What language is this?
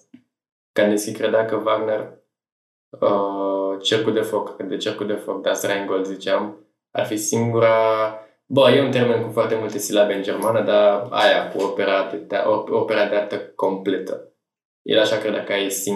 Romanian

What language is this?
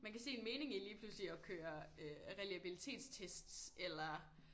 Danish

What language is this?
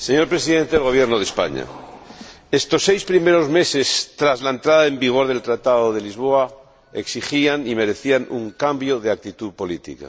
Spanish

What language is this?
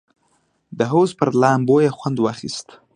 Pashto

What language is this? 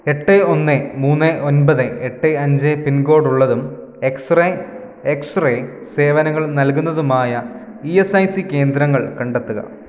Malayalam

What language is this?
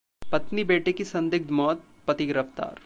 Hindi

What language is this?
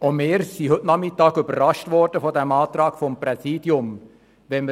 Swiss German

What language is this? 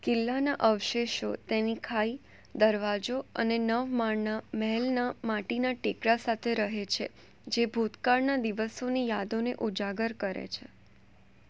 Gujarati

